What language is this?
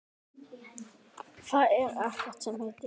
Icelandic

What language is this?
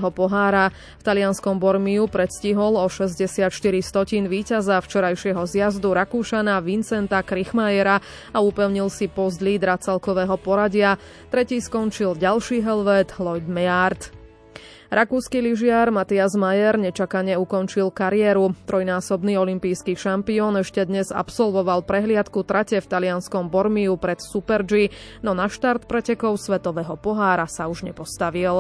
Slovak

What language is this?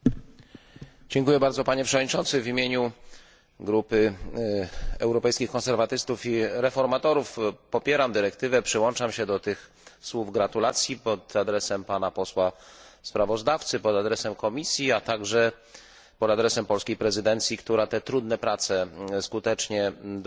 Polish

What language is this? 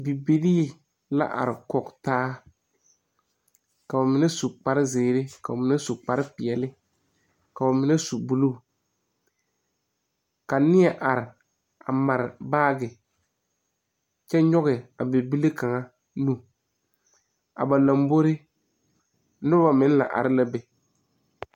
Southern Dagaare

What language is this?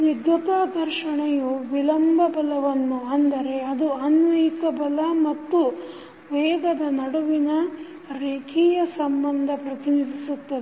Kannada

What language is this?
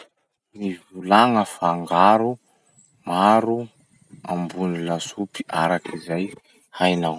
Masikoro Malagasy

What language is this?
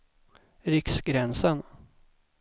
Swedish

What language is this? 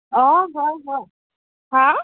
Assamese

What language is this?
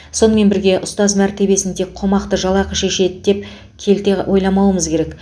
Kazakh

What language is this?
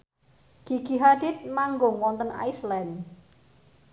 Javanese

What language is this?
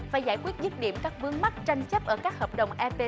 Vietnamese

